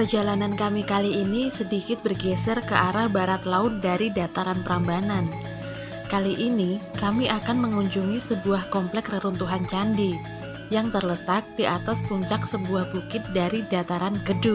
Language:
Indonesian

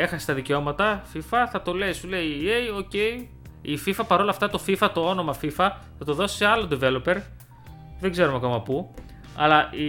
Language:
Greek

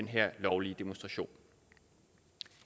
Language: Danish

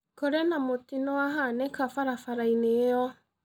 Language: Kikuyu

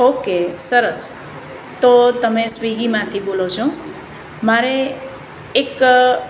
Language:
Gujarati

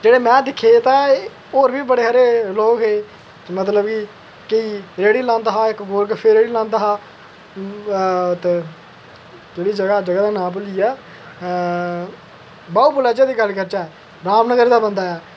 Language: Dogri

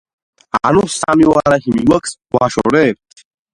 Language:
Georgian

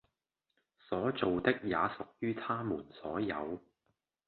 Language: Cantonese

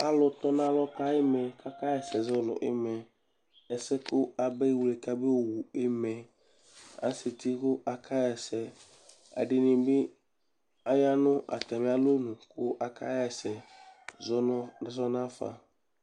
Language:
Ikposo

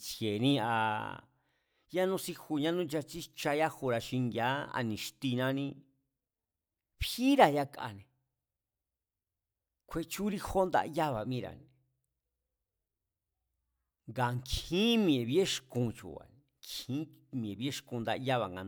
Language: Mazatlán Mazatec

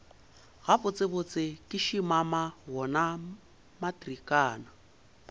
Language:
Northern Sotho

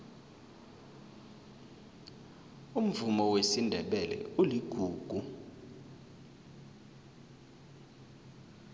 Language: South Ndebele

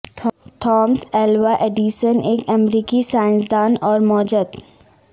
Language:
Urdu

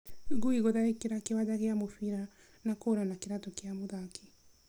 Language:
Kikuyu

